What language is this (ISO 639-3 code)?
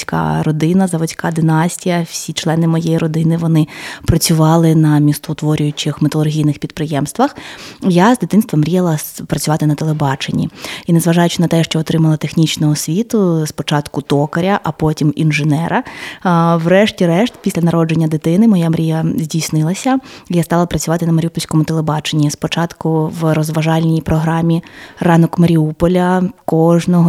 ukr